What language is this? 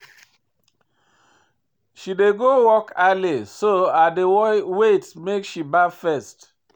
Nigerian Pidgin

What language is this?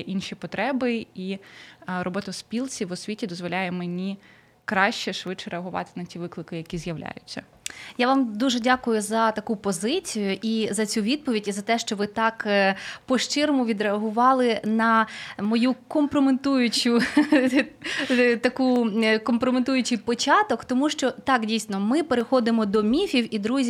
Ukrainian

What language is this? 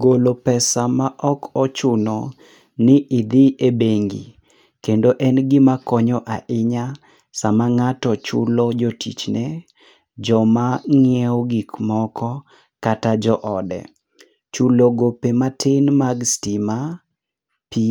Luo (Kenya and Tanzania)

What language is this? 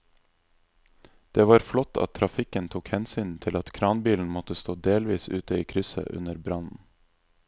Norwegian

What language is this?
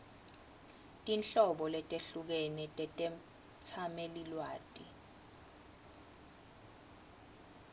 Swati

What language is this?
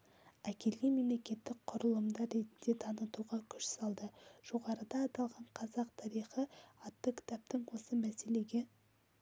Kazakh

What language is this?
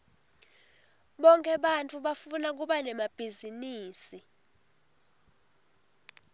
Swati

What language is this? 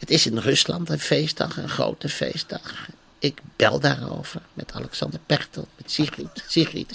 Dutch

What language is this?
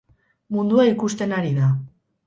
Basque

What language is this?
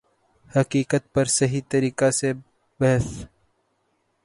Urdu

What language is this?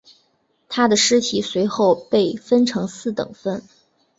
Chinese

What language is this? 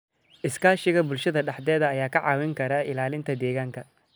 Somali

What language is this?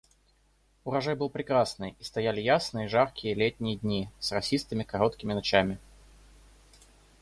Russian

